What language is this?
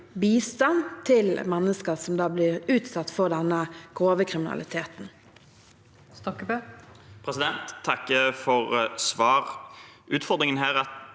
Norwegian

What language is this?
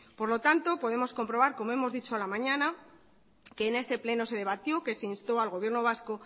Spanish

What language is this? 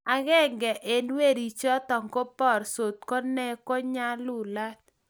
Kalenjin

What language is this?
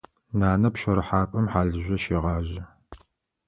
Adyghe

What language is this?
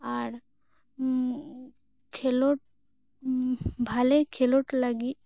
Santali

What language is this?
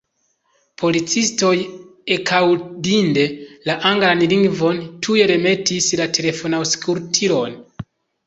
Esperanto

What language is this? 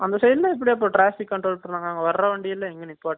Tamil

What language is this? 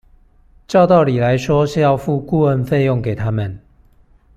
Chinese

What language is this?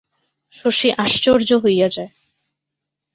Bangla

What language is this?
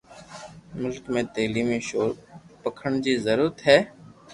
Loarki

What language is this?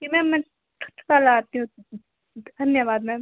Hindi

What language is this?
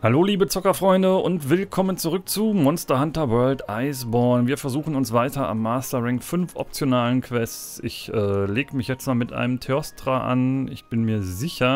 German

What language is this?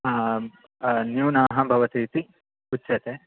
Sanskrit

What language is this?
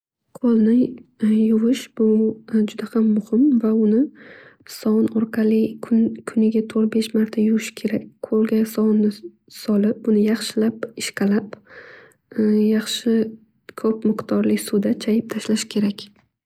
Uzbek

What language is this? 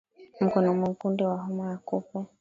Swahili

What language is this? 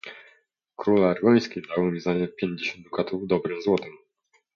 Polish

